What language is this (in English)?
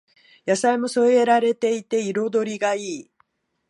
Japanese